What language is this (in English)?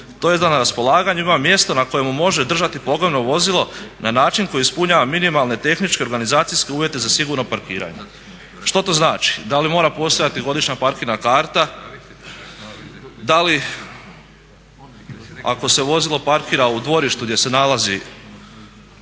Croatian